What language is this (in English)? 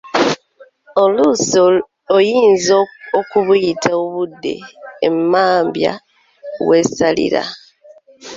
Ganda